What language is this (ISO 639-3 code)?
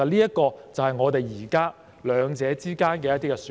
yue